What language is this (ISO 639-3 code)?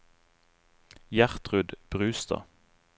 nor